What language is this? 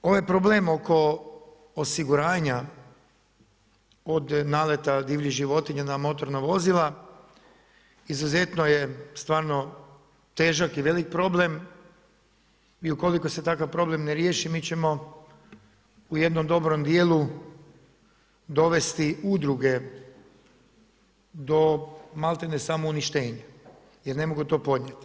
Croatian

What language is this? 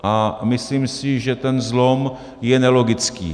Czech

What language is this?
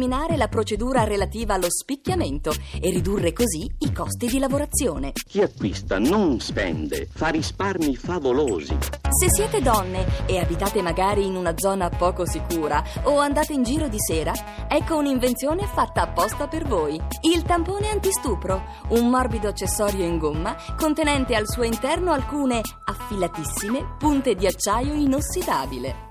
Italian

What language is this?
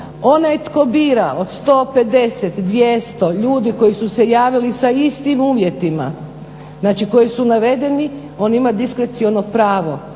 Croatian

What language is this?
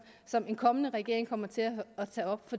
Danish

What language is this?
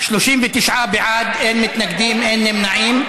Hebrew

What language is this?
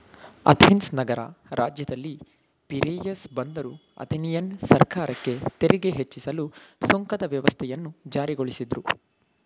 Kannada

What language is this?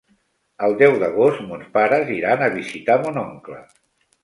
Catalan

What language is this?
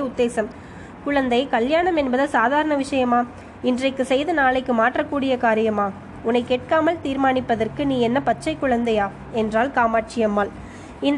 Tamil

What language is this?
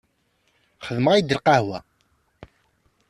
Kabyle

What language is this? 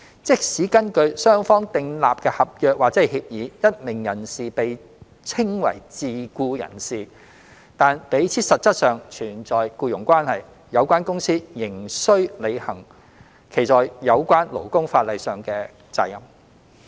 Cantonese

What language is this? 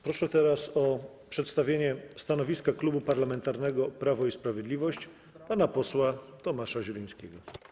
Polish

